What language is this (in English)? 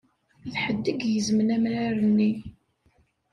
Kabyle